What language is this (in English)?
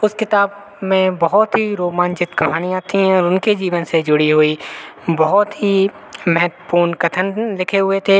Hindi